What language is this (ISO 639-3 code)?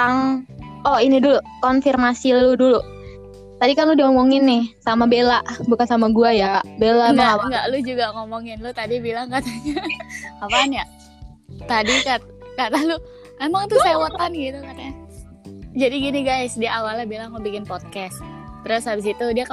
ind